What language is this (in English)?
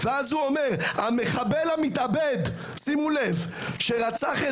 Hebrew